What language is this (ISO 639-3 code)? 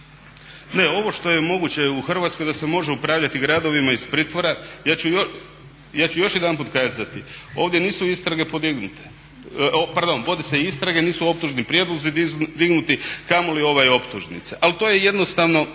hrv